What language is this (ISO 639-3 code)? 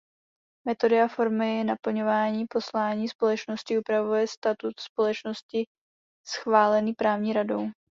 ces